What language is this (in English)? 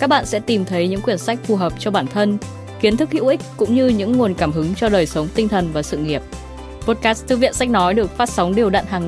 Vietnamese